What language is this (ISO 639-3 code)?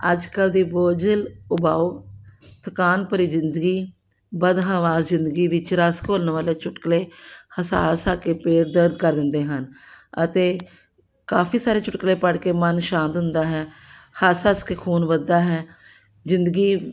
pan